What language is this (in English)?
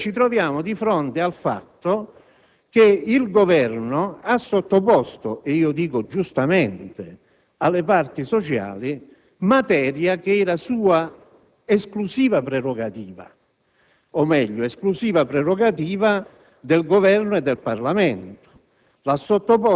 Italian